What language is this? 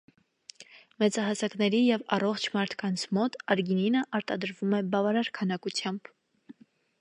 Armenian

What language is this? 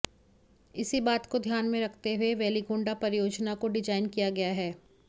Hindi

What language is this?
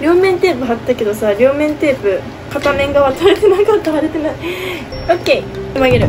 Japanese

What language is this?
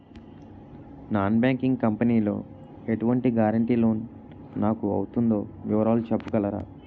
Telugu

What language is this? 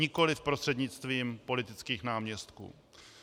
Czech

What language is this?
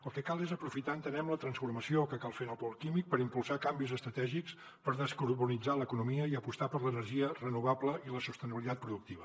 Catalan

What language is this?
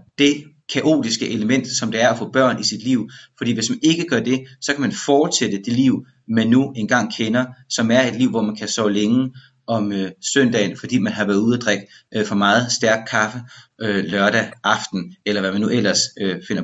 Danish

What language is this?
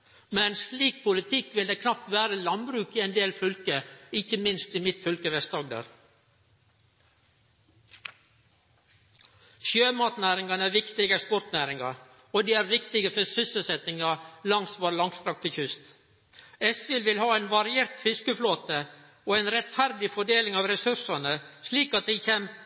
Norwegian Nynorsk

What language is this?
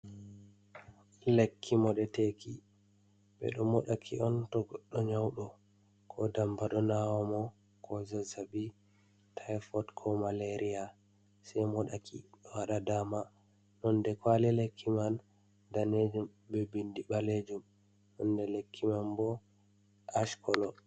Fula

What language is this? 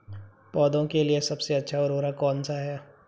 Hindi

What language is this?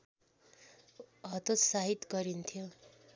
Nepali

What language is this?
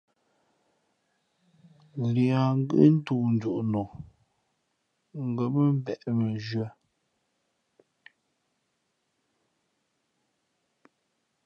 Fe'fe'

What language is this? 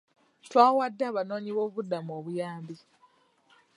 Ganda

